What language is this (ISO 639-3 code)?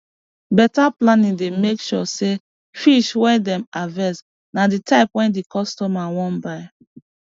pcm